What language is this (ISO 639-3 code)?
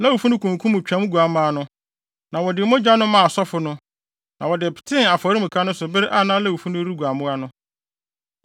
aka